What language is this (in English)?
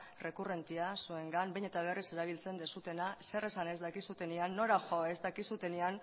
Basque